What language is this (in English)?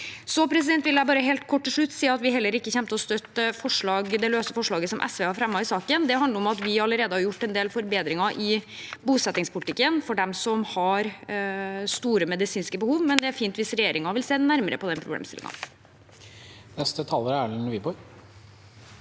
Norwegian